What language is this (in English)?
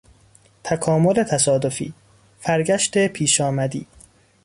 Persian